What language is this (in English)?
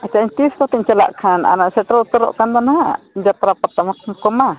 Santali